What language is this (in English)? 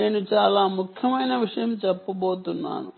Telugu